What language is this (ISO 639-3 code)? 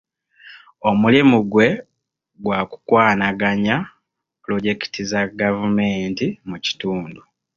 lug